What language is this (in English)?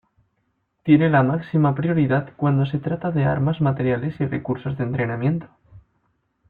Spanish